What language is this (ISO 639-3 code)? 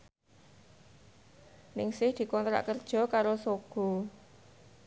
jav